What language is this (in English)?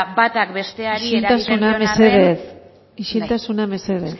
Basque